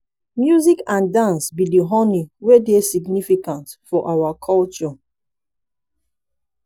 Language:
Nigerian Pidgin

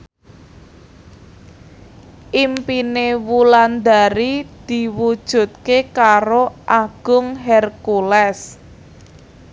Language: Javanese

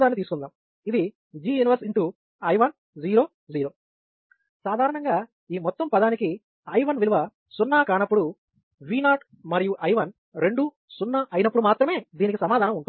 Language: Telugu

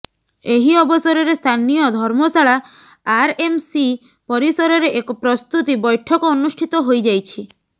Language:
Odia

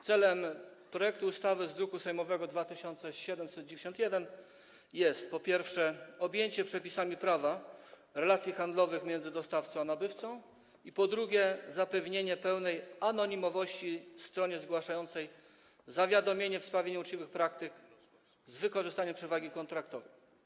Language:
Polish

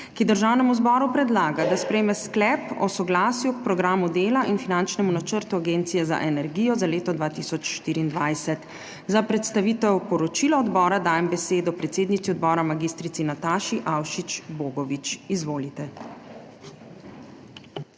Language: Slovenian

